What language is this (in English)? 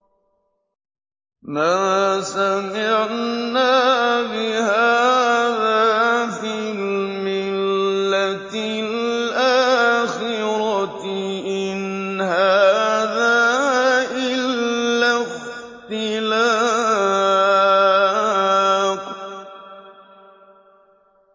Arabic